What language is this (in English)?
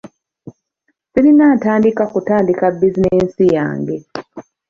Ganda